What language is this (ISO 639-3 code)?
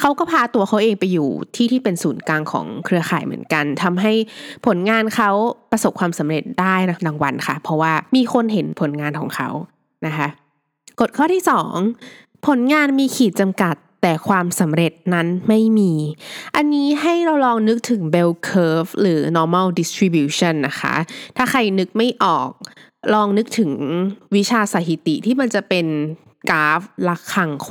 tha